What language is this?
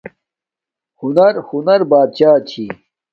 Domaaki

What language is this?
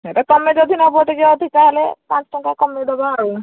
Odia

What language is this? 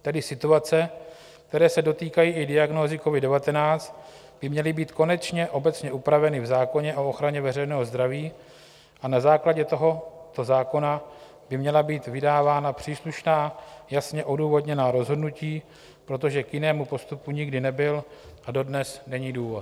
Czech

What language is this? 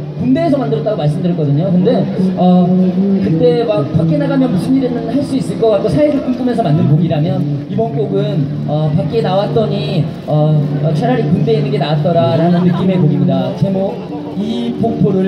Korean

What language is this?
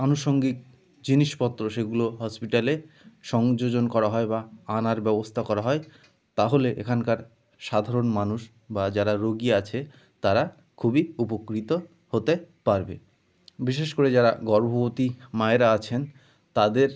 Bangla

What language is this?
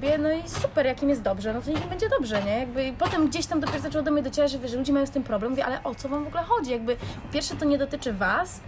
Polish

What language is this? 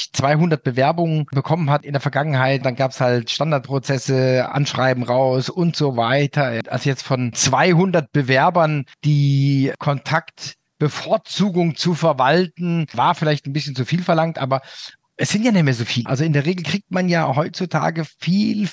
German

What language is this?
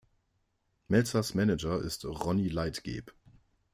German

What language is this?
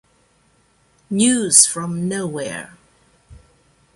Italian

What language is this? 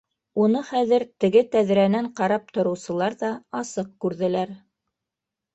Bashkir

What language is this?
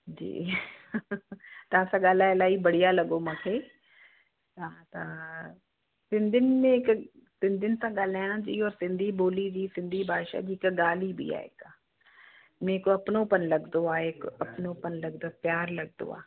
Sindhi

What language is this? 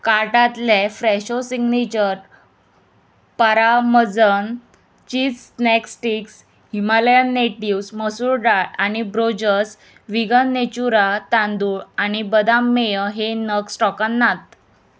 Konkani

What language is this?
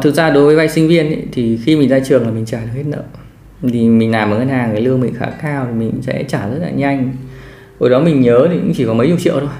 Vietnamese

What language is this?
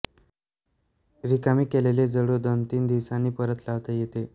Marathi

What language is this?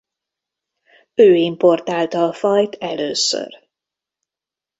Hungarian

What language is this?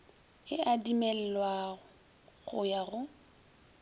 Northern Sotho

